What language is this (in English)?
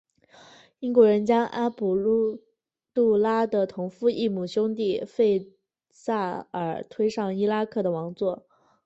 Chinese